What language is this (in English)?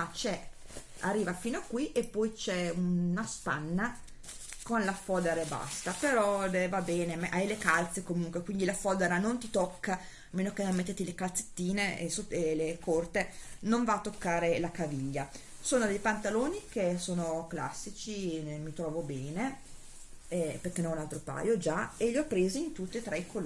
Italian